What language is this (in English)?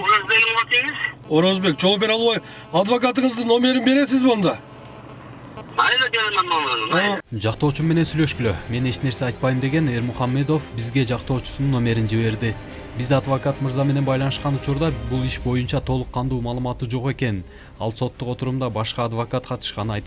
Turkish